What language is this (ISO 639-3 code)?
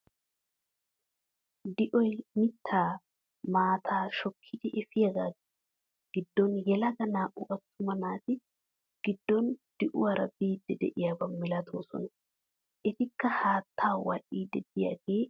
wal